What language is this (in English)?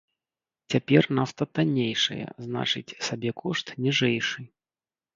Belarusian